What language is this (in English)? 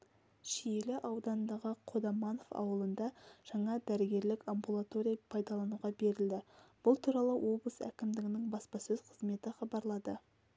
Kazakh